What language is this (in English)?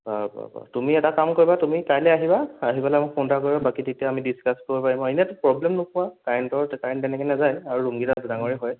Assamese